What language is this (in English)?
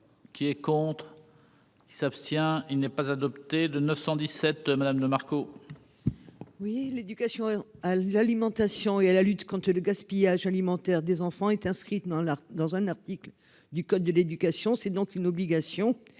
French